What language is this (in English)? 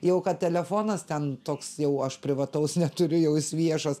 Lithuanian